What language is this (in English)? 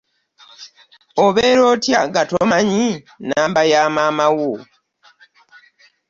Ganda